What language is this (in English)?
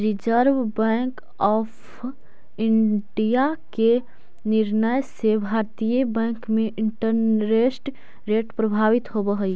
Magahi